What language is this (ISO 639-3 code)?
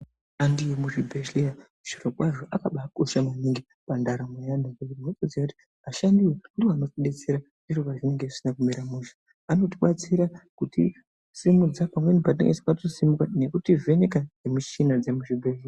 ndc